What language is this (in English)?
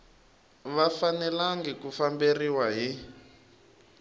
Tsonga